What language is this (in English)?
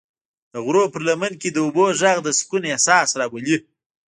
Pashto